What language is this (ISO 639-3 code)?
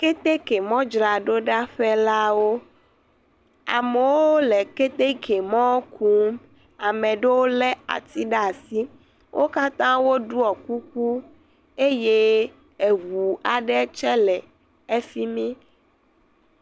ewe